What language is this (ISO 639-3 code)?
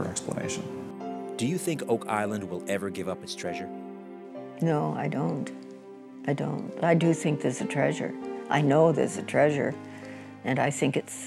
eng